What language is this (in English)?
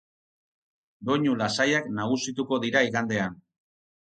Basque